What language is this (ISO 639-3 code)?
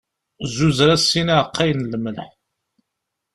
kab